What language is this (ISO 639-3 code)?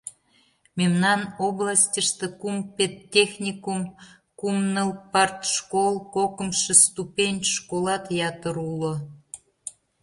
chm